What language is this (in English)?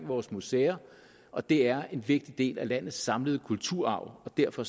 Danish